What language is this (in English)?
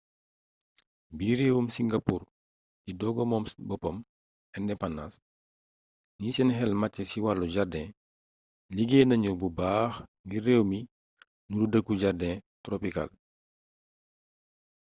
Wolof